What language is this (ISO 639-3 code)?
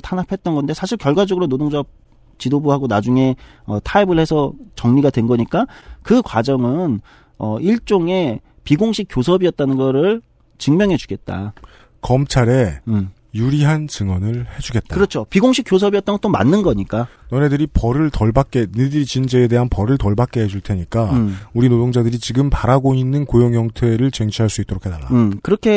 kor